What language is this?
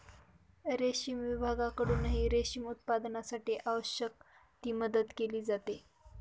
Marathi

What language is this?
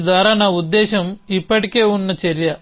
Telugu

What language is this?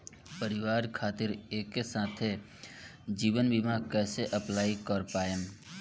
Bhojpuri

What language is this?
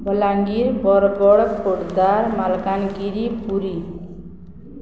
Odia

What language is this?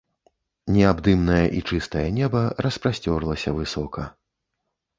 Belarusian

